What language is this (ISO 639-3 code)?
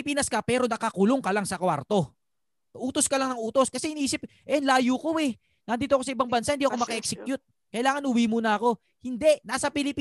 fil